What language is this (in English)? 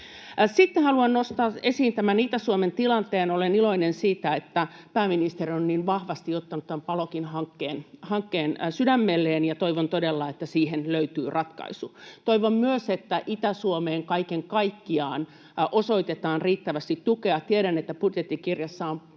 Finnish